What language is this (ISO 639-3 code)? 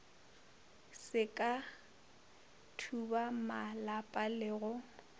nso